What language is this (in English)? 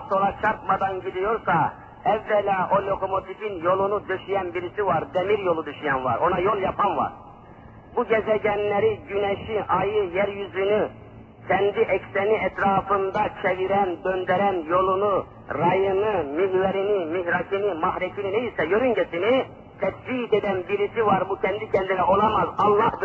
Turkish